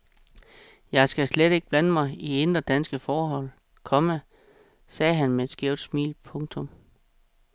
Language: Danish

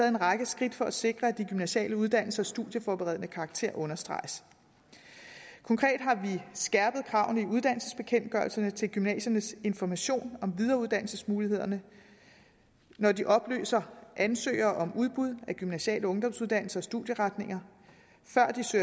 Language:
Danish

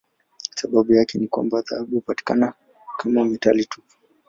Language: Swahili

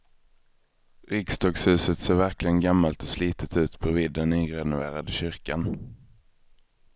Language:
Swedish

